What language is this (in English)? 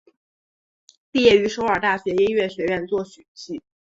Chinese